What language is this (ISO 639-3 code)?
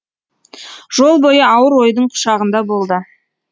kaz